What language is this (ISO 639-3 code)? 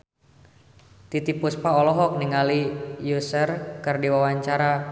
sun